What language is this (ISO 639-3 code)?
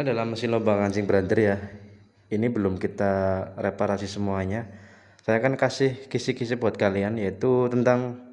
ind